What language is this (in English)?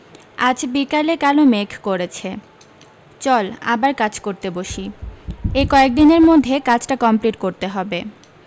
Bangla